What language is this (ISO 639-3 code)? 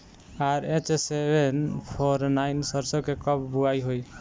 bho